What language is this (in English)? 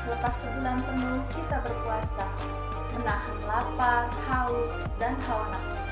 Indonesian